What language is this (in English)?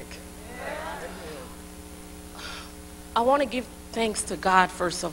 English